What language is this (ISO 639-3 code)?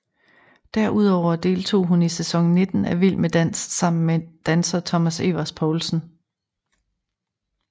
dan